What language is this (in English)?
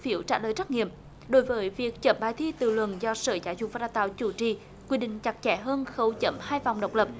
Vietnamese